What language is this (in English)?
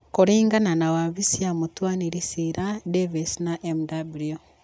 Kikuyu